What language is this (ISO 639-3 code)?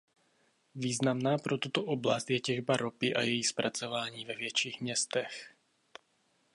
ces